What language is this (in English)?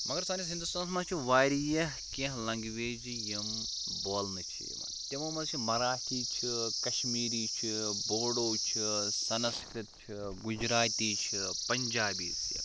Kashmiri